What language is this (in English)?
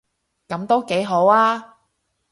Cantonese